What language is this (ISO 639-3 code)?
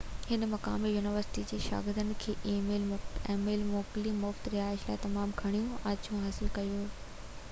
snd